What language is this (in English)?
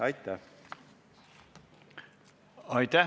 Estonian